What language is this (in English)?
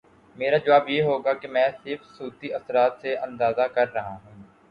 Urdu